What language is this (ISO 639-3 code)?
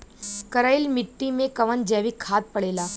bho